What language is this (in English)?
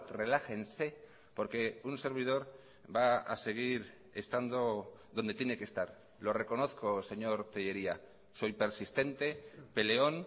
Spanish